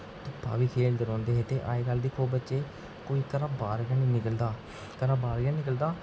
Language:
Dogri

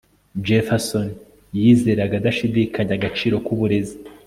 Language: Kinyarwanda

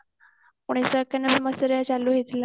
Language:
Odia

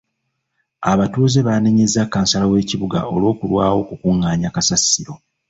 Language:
Ganda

